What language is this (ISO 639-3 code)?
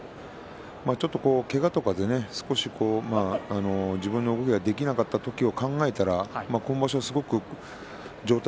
jpn